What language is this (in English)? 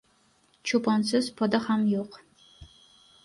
Uzbek